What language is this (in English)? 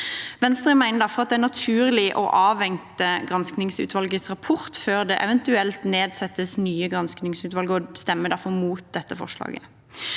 Norwegian